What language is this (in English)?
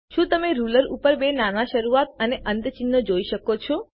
Gujarati